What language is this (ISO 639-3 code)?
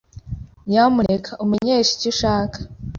kin